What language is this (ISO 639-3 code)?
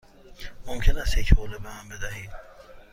fas